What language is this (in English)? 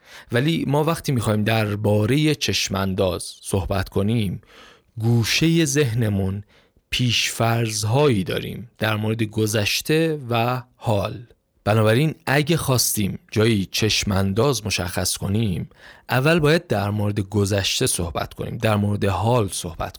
Persian